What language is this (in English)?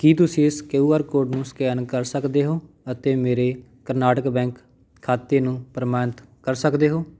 Punjabi